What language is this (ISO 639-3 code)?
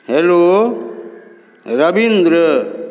mai